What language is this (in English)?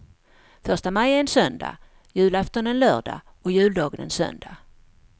Swedish